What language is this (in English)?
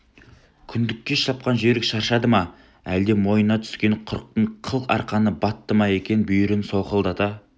Kazakh